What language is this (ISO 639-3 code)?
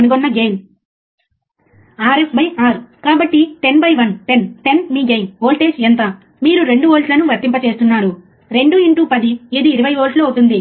tel